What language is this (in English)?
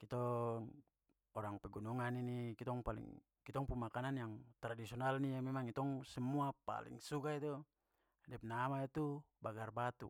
Papuan Malay